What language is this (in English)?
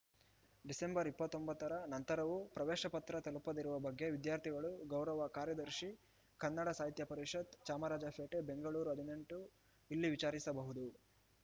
Kannada